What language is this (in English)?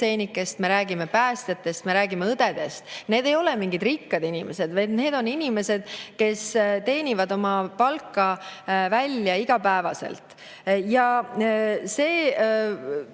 Estonian